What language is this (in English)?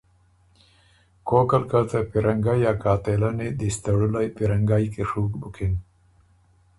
Ormuri